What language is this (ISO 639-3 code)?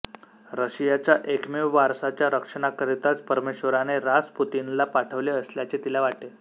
mar